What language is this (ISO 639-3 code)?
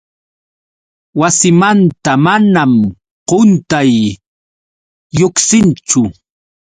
qux